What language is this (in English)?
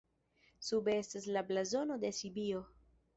Esperanto